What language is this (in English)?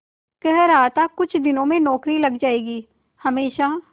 Hindi